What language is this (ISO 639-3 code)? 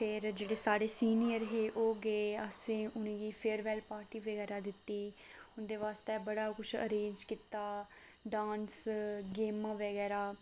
doi